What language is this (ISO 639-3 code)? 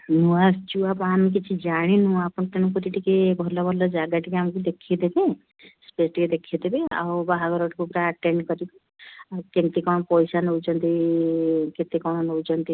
ori